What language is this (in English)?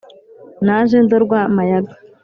Kinyarwanda